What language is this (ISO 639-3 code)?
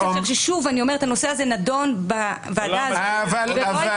heb